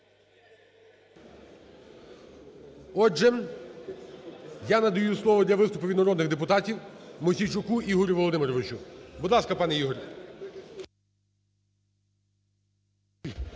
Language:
Ukrainian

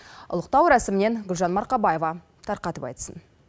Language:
Kazakh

